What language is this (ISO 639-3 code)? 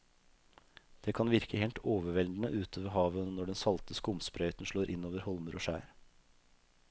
nor